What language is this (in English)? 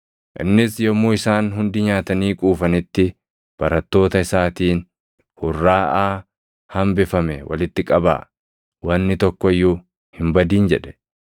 Oromo